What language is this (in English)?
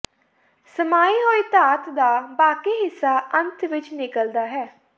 Punjabi